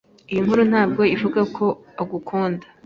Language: Kinyarwanda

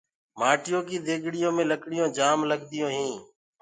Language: Gurgula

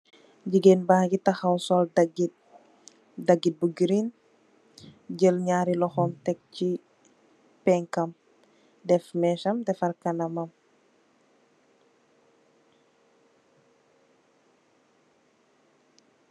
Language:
Wolof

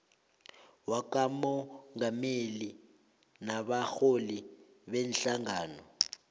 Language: South Ndebele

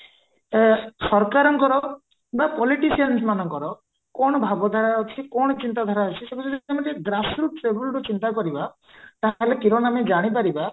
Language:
Odia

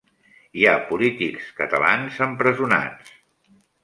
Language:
Catalan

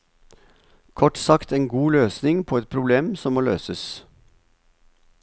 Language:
Norwegian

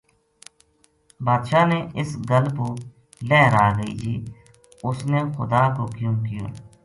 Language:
Gujari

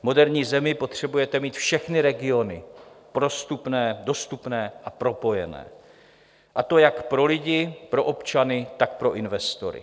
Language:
Czech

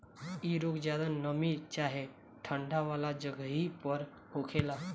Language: Bhojpuri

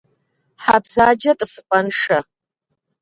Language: Kabardian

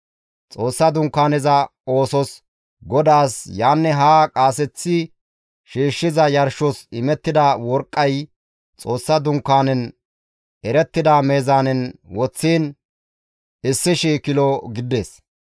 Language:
Gamo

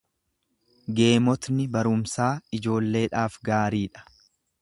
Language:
Oromo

